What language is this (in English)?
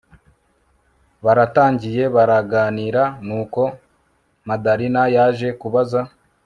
Kinyarwanda